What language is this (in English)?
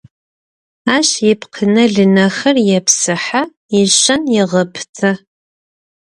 Adyghe